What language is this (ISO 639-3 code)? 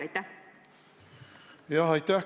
est